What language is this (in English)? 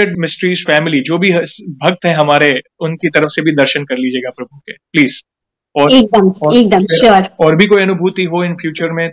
Hindi